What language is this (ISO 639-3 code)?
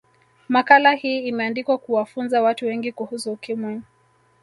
swa